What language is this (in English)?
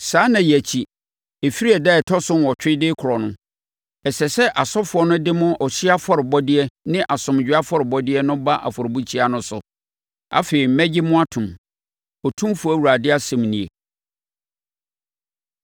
Akan